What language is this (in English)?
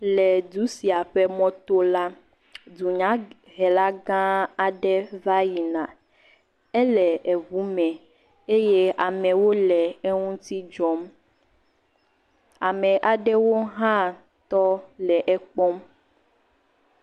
Ewe